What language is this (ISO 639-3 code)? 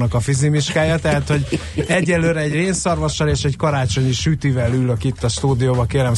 hun